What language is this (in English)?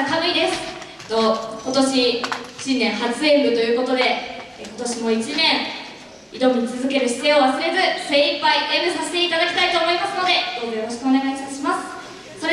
Japanese